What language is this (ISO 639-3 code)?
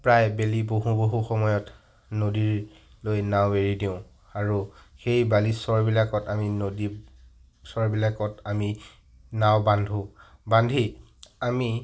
asm